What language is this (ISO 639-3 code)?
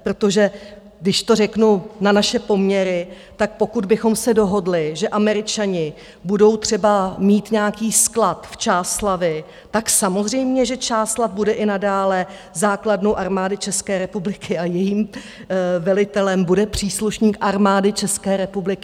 ces